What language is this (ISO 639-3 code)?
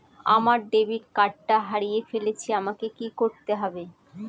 ben